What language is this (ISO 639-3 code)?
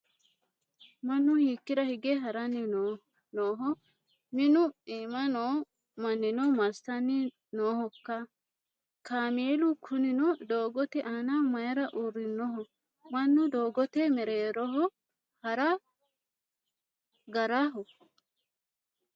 sid